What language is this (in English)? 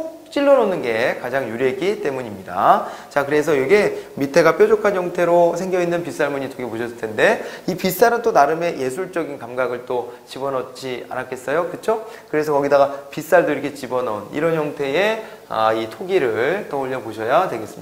Korean